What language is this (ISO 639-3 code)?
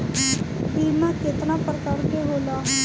bho